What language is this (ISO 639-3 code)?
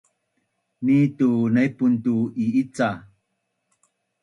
bnn